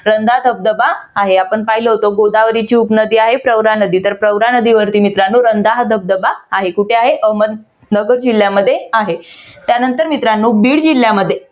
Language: Marathi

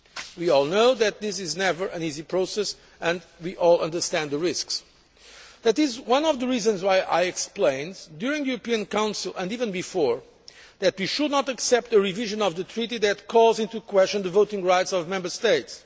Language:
English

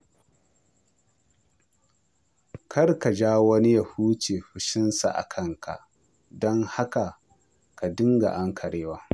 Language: Hausa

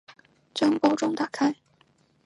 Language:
Chinese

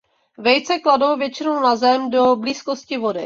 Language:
Czech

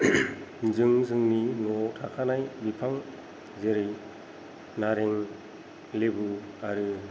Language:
Bodo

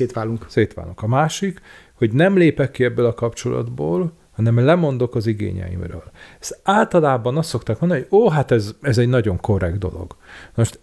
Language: Hungarian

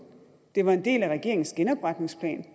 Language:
Danish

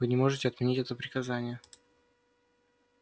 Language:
Russian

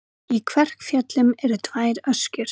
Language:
Icelandic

